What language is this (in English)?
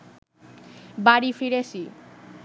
Bangla